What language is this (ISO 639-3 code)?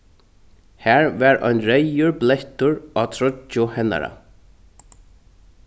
fao